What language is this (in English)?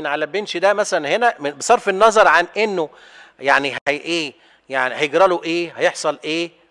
Arabic